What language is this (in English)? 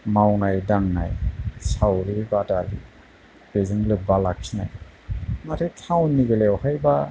Bodo